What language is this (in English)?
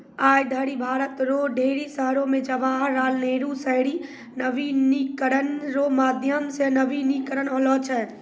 Maithili